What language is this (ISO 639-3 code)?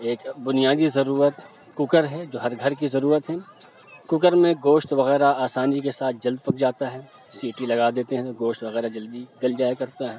urd